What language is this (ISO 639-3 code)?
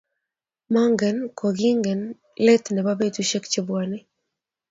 kln